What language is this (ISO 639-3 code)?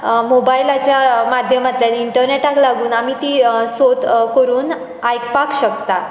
kok